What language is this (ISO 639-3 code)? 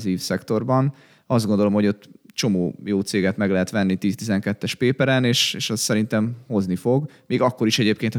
hun